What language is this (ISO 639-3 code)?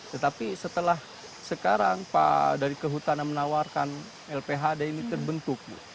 ind